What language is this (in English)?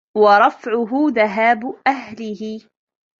Arabic